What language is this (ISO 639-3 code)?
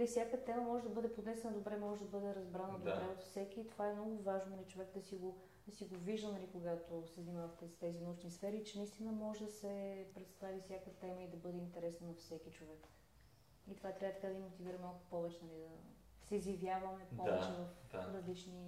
bul